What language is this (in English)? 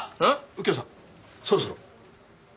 Japanese